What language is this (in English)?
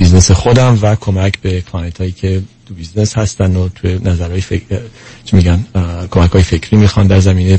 Persian